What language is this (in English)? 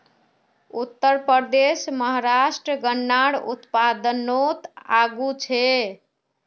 Magahi